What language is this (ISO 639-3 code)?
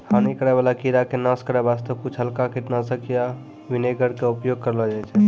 mai